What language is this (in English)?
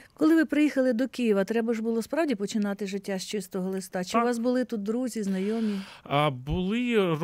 Ukrainian